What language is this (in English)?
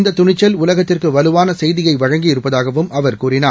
Tamil